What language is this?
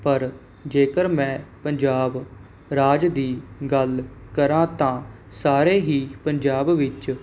Punjabi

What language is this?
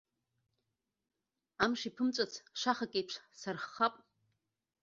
Abkhazian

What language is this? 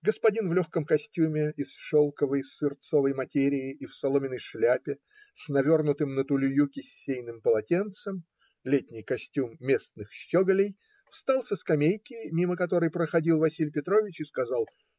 Russian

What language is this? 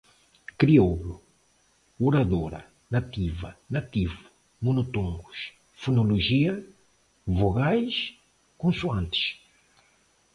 Portuguese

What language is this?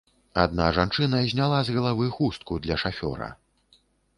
Belarusian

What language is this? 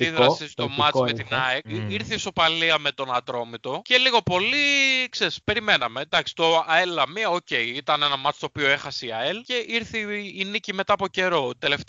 Greek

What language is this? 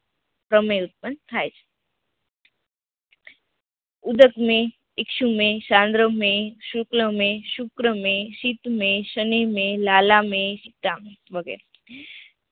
Gujarati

